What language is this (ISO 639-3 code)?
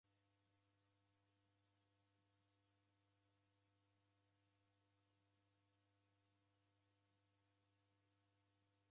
dav